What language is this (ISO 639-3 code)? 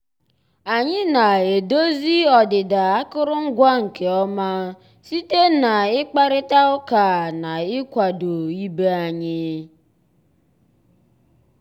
ibo